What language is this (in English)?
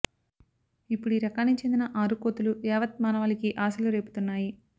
Telugu